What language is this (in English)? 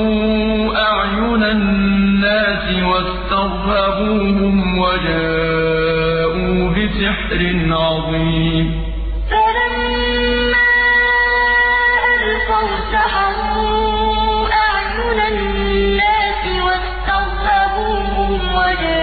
Arabic